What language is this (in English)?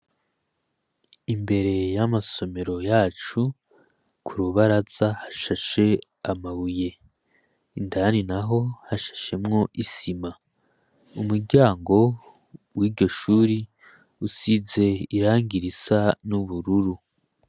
Rundi